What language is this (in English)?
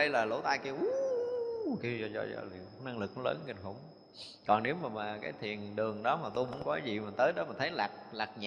Vietnamese